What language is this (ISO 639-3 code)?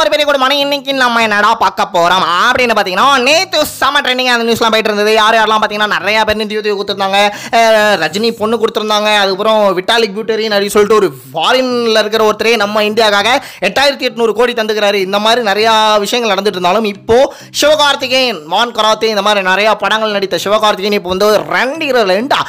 tam